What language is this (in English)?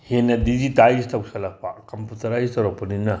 Manipuri